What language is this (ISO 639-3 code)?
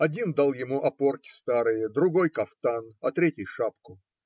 rus